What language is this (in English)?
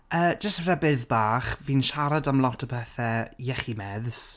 Welsh